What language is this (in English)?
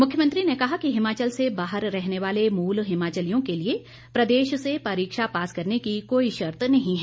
Hindi